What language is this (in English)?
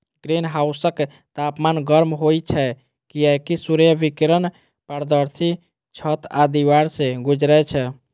Maithili